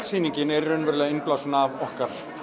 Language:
Icelandic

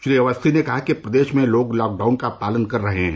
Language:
Hindi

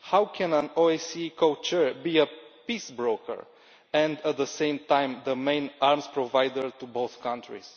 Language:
English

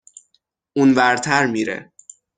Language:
Persian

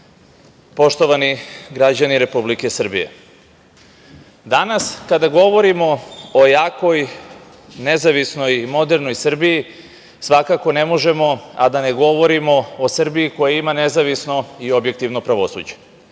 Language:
Serbian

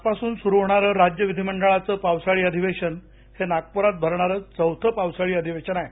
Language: Marathi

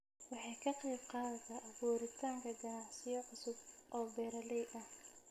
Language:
Somali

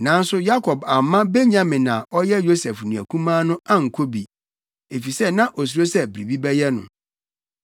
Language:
Akan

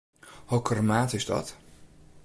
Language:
Western Frisian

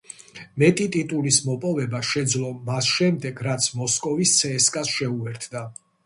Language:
Georgian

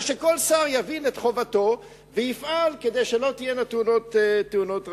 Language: Hebrew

